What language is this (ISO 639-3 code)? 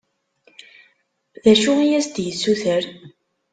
kab